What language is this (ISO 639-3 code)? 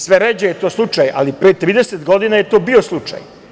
srp